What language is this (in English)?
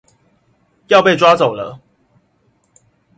Chinese